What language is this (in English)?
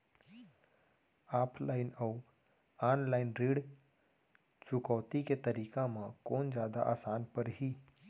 Chhattisgarhi